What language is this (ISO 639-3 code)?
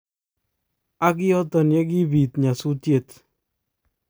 kln